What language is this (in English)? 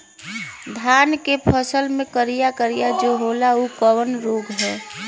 Bhojpuri